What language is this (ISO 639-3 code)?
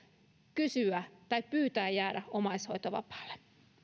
fin